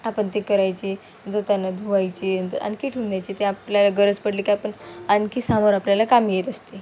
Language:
Marathi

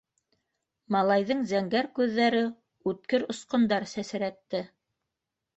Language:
Bashkir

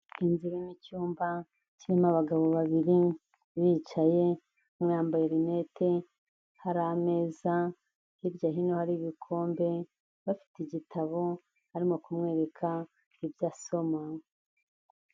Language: Kinyarwanda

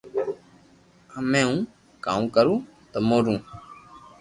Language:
Loarki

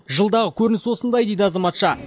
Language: Kazakh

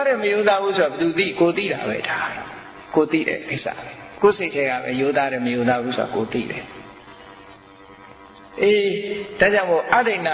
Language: Vietnamese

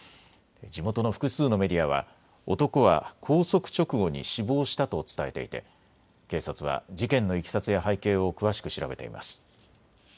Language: Japanese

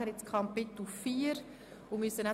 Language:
Swiss German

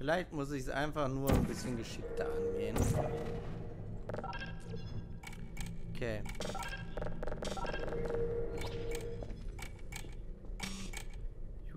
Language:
German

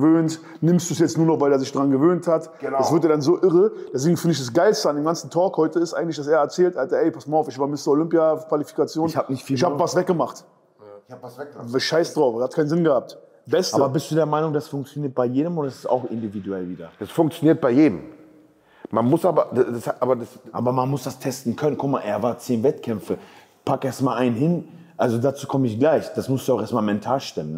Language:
German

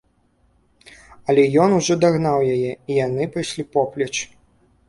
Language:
Belarusian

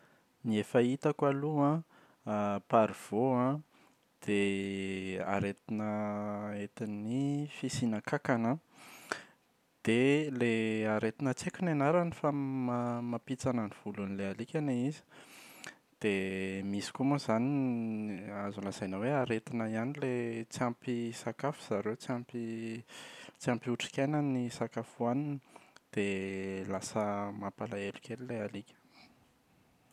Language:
Malagasy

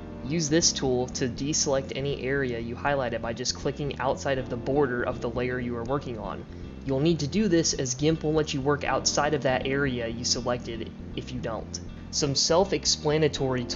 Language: English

